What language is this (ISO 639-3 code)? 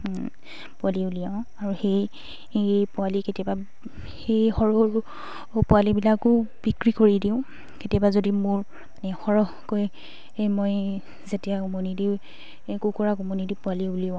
asm